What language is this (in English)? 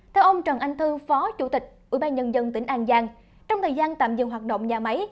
Vietnamese